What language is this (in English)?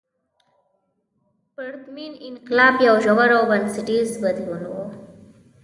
Pashto